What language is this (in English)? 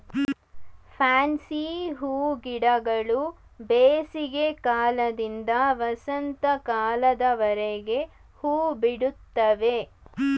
Kannada